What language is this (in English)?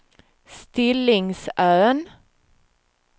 Swedish